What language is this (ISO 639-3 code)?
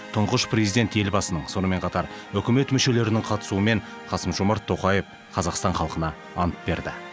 kaz